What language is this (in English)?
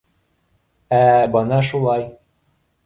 Bashkir